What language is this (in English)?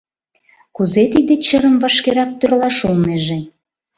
Mari